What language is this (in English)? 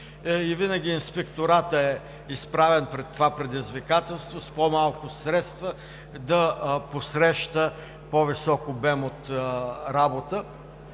Bulgarian